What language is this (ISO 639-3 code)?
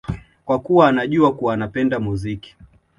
swa